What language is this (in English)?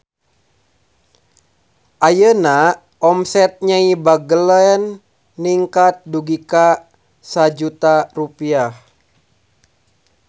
Sundanese